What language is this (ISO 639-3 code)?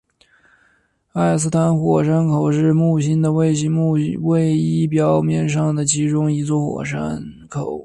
zho